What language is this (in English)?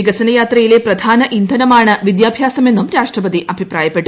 Malayalam